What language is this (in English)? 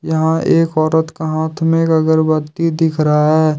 Hindi